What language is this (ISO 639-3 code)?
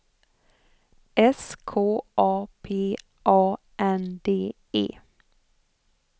swe